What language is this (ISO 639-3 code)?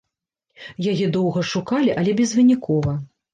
bel